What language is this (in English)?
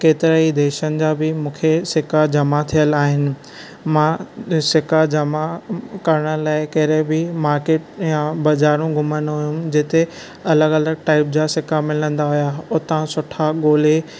Sindhi